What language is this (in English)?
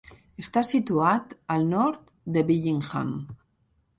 Catalan